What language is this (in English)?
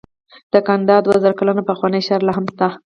Pashto